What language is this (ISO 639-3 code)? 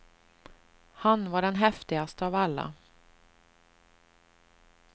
swe